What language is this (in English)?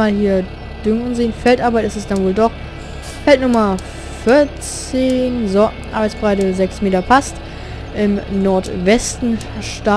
German